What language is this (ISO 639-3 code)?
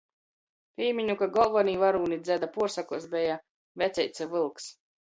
ltg